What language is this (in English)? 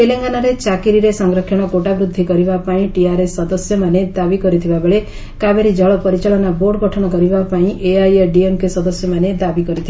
Odia